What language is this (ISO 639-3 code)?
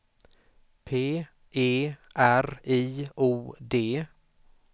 swe